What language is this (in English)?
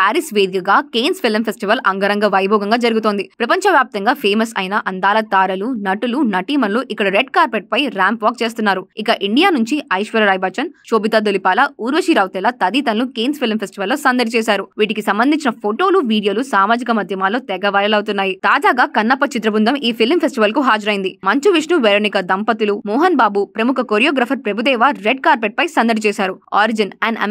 Telugu